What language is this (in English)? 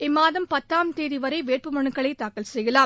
Tamil